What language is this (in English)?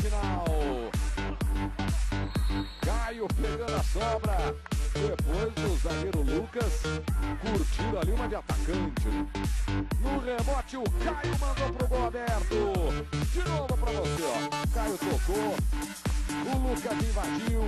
Portuguese